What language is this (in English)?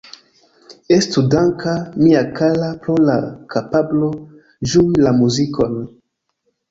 Esperanto